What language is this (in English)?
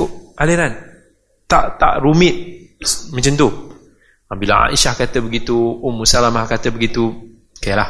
Malay